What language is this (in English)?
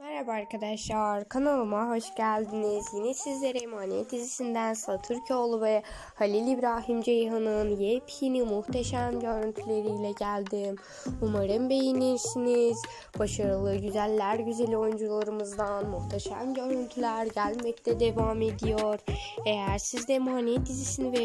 Turkish